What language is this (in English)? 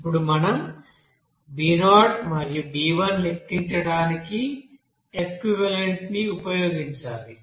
Telugu